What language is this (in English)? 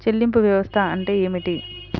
Telugu